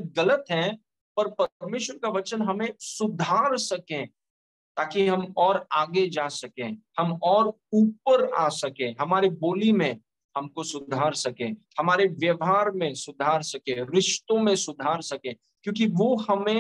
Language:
Hindi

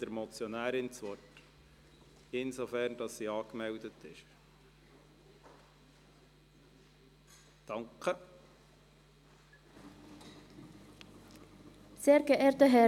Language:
Swiss German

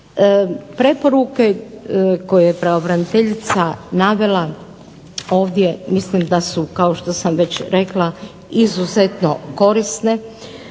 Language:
Croatian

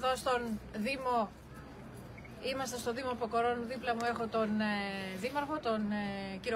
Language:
Greek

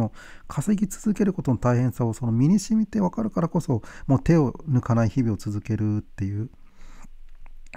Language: Japanese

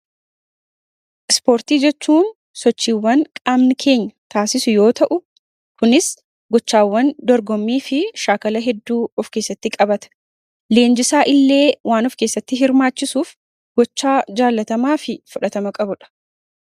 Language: Oromo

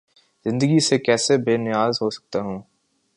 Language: Urdu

